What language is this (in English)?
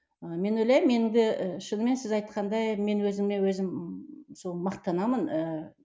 Kazakh